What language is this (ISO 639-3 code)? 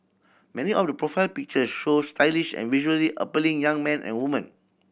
eng